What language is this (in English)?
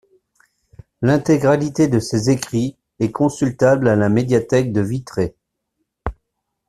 French